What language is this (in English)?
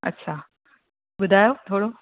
Sindhi